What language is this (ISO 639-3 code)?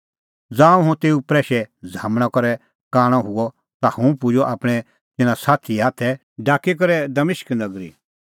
kfx